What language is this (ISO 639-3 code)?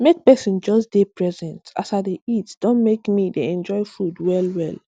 pcm